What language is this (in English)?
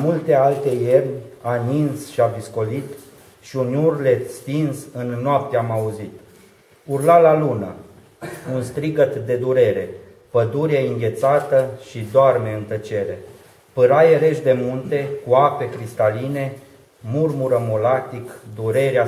Romanian